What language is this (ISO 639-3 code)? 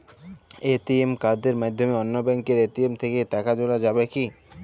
ben